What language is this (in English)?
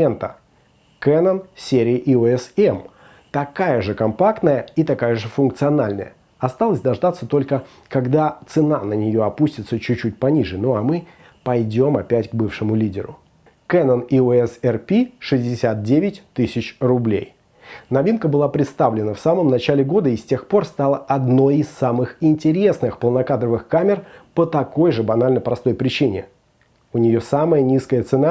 Russian